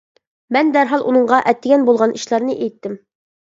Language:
Uyghur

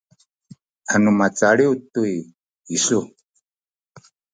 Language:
Sakizaya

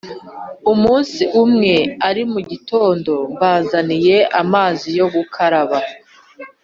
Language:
Kinyarwanda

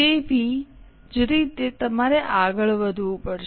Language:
Gujarati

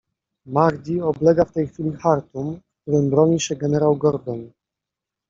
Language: Polish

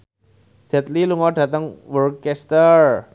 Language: Javanese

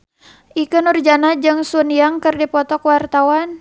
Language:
Sundanese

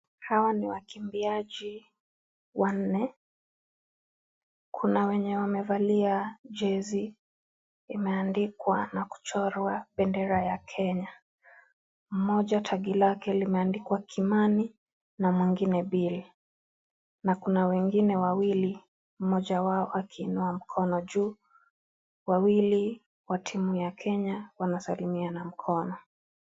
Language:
Swahili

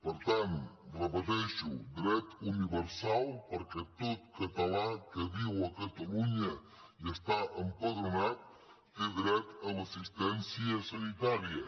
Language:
Catalan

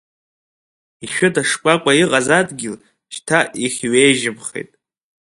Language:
Abkhazian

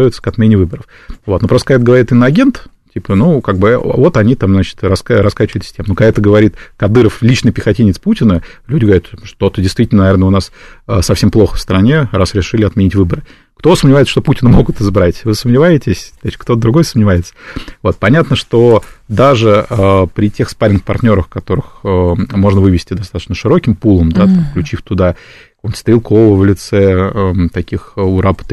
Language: Russian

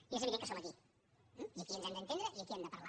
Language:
Catalan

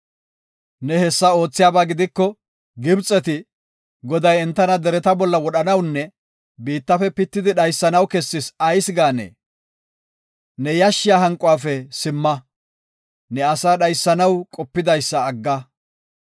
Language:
Gofa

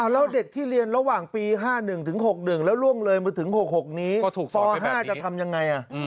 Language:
Thai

